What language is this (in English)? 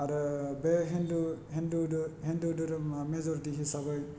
Bodo